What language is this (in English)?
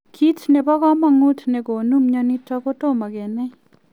Kalenjin